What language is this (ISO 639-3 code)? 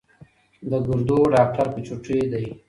pus